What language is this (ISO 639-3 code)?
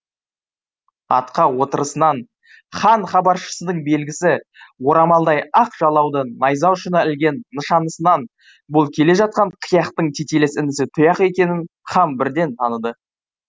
kaz